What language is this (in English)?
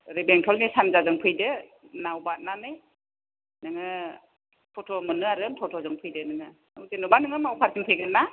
Bodo